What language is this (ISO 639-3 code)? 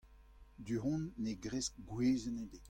bre